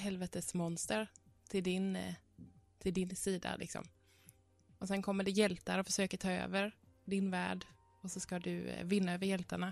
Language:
Swedish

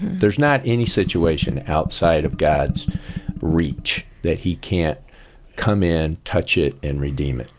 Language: English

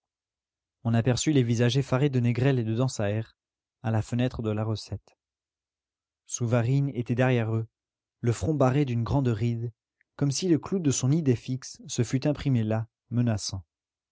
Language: French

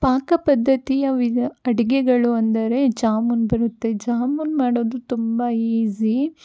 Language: Kannada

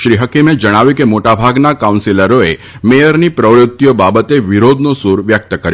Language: Gujarati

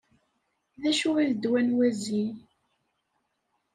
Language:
Kabyle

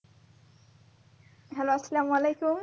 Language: Bangla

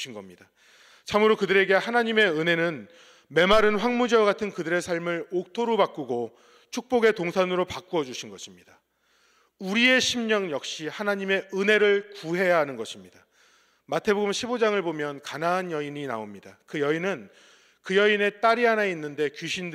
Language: Korean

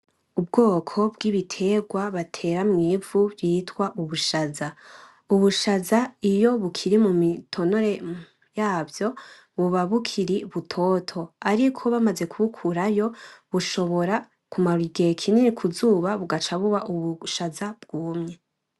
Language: Rundi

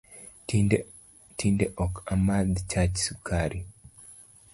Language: Luo (Kenya and Tanzania)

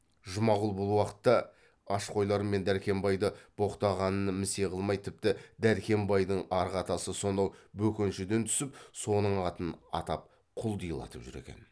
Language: Kazakh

